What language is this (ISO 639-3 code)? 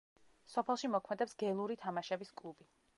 kat